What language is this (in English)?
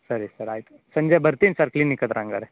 Kannada